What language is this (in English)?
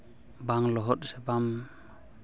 Santali